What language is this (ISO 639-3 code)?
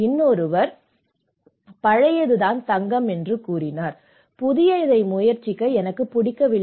tam